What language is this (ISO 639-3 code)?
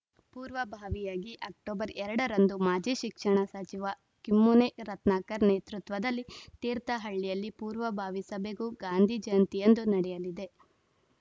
kan